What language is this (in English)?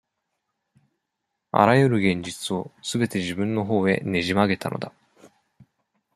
Japanese